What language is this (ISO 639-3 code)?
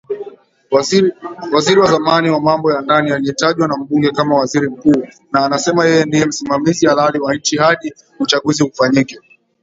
swa